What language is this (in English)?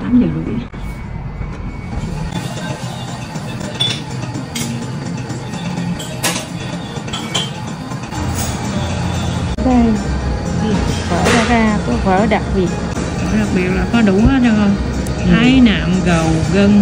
Vietnamese